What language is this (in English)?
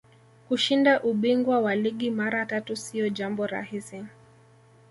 Swahili